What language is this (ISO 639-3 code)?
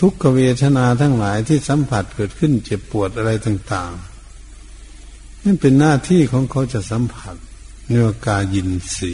tha